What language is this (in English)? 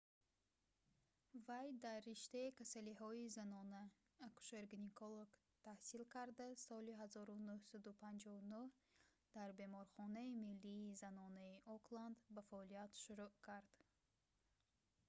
Tajik